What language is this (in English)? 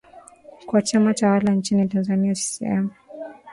Swahili